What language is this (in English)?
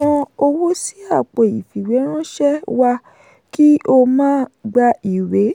Yoruba